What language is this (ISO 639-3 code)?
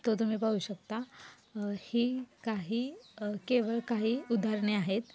mar